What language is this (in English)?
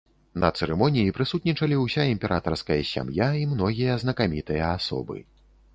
Belarusian